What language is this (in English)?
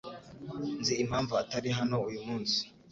Kinyarwanda